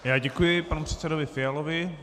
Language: Czech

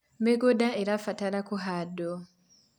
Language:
Kikuyu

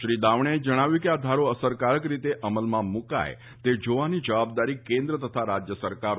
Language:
Gujarati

